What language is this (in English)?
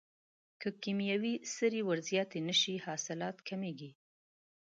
Pashto